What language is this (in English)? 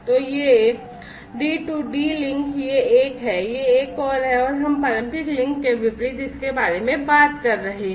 Hindi